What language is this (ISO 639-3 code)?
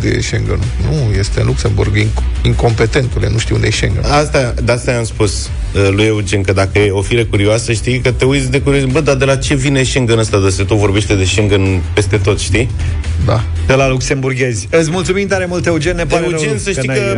ron